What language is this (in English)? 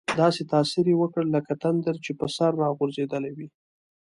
Pashto